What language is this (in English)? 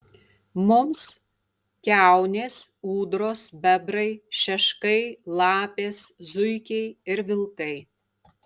Lithuanian